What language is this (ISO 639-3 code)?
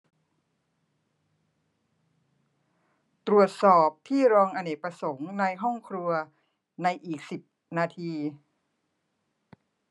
tha